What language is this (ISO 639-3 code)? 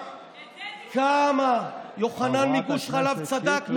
heb